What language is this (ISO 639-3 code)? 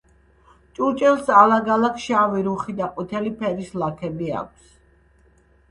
kat